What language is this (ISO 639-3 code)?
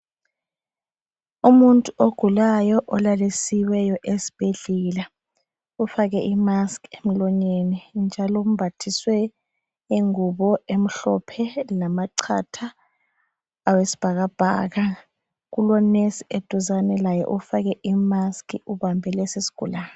nde